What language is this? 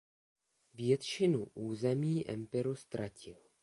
Czech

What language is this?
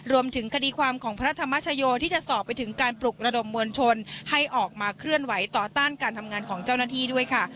Thai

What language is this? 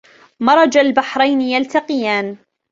Arabic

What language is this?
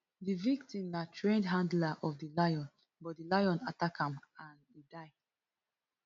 Nigerian Pidgin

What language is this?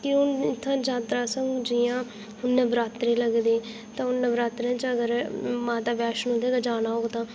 Dogri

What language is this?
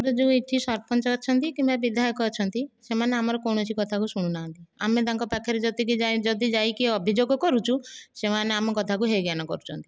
Odia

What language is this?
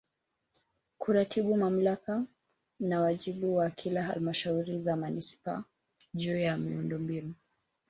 Swahili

